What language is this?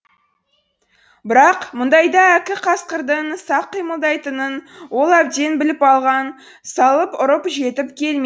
Kazakh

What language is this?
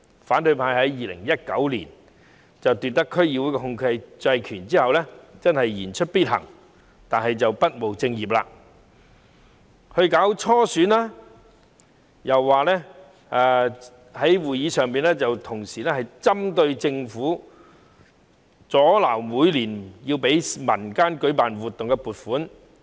Cantonese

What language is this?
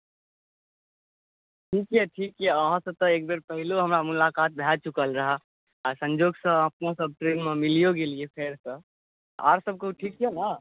Maithili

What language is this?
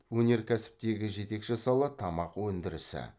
Kazakh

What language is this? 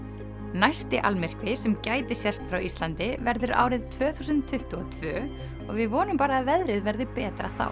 Icelandic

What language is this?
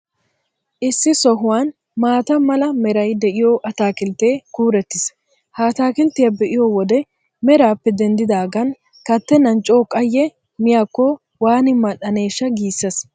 Wolaytta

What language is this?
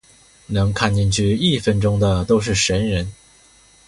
Chinese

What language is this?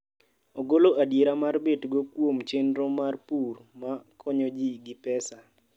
Luo (Kenya and Tanzania)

